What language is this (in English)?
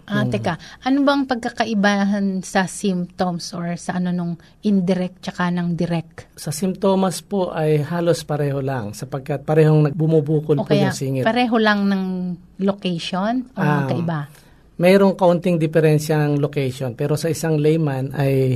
Filipino